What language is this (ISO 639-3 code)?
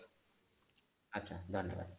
ori